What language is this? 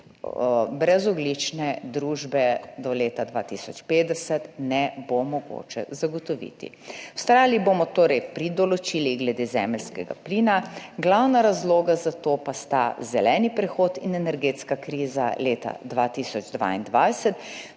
Slovenian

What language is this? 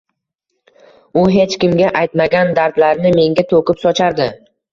Uzbek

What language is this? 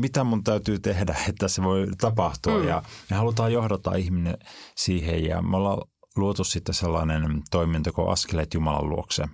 Finnish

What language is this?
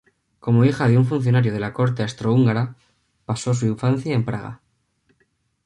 Spanish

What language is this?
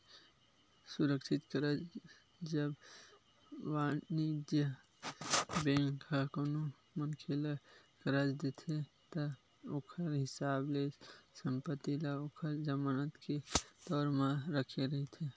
Chhattisgarhi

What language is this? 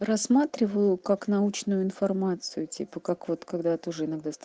Russian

